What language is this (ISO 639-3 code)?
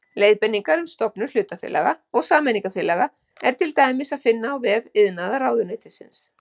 isl